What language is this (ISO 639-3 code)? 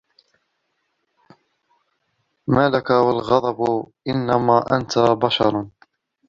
ara